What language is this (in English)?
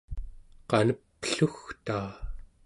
Central Yupik